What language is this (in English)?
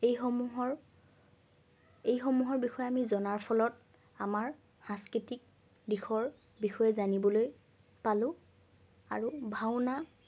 Assamese